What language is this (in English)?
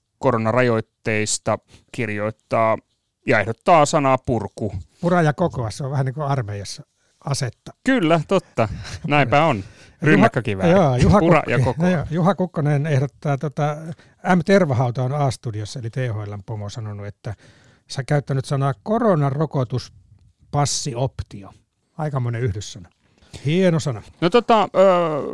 Finnish